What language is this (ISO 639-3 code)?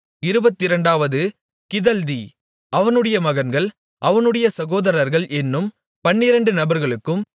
tam